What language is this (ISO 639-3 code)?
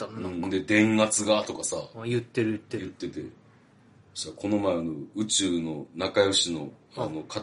jpn